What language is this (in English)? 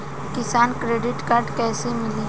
Bhojpuri